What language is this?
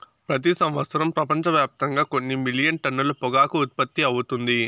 Telugu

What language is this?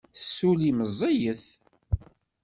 Kabyle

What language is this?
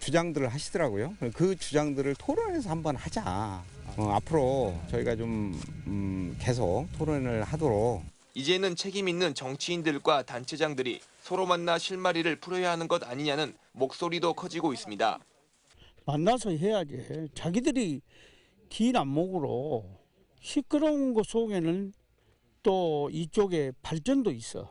Korean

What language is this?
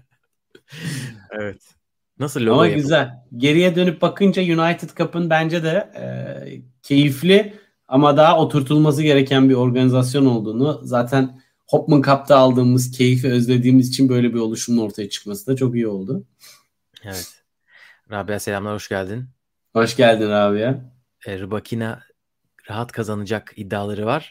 Turkish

